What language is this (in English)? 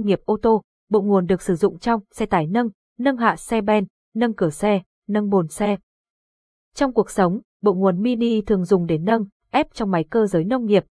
Vietnamese